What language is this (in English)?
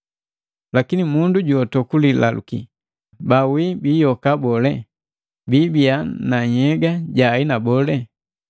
Matengo